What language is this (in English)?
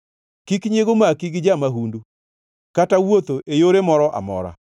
Luo (Kenya and Tanzania)